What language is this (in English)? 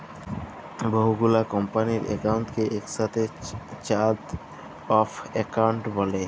Bangla